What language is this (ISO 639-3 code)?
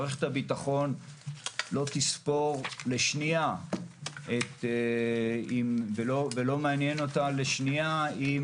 heb